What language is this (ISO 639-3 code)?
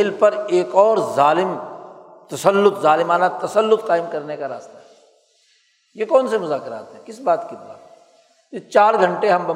urd